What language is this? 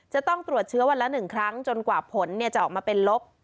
Thai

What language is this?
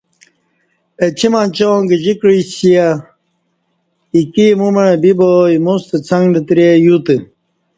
Kati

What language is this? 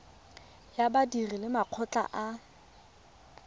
Tswana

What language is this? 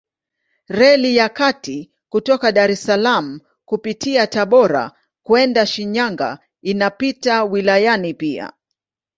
Swahili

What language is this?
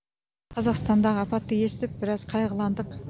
Kazakh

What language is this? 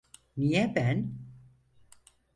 Turkish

